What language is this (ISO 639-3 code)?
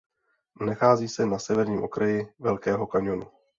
ces